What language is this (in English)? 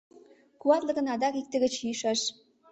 Mari